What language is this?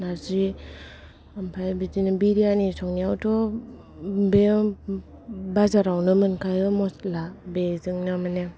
Bodo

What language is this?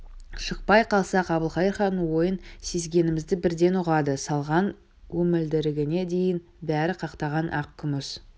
Kazakh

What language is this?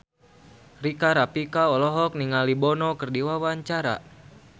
Sundanese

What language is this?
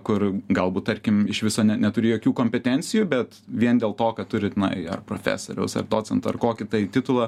Lithuanian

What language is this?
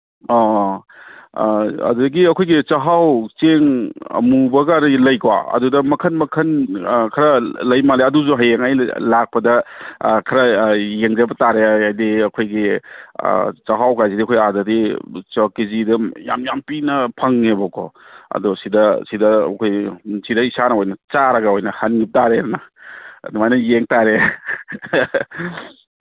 Manipuri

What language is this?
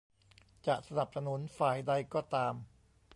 Thai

